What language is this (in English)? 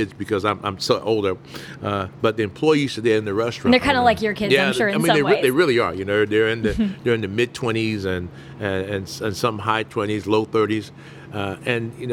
English